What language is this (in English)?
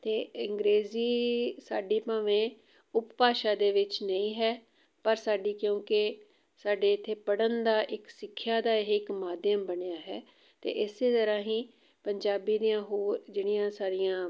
Punjabi